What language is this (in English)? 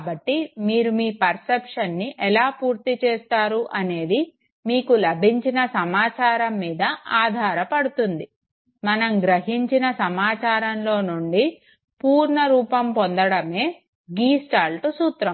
Telugu